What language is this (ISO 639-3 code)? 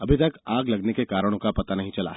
hin